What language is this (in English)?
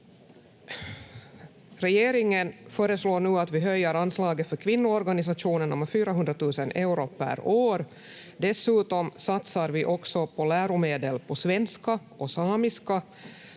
Finnish